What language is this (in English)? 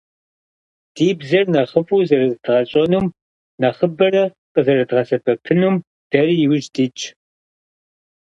Kabardian